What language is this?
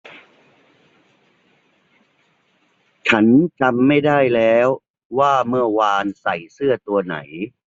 Thai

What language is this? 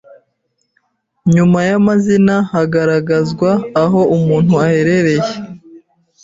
Kinyarwanda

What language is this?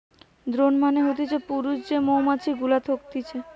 Bangla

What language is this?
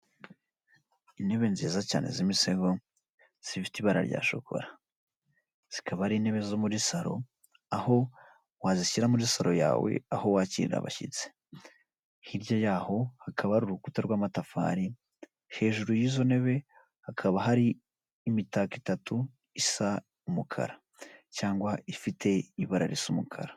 Kinyarwanda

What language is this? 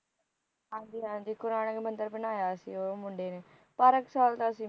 Punjabi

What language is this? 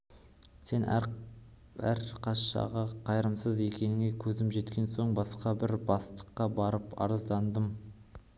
Kazakh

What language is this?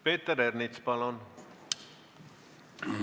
Estonian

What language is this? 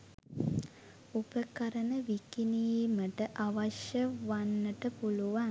Sinhala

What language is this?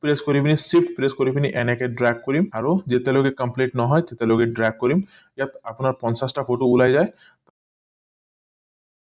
Assamese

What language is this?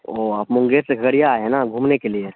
Urdu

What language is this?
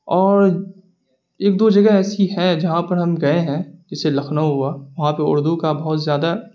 Urdu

